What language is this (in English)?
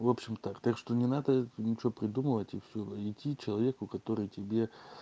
Russian